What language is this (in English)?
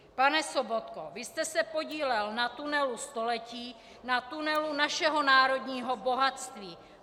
Czech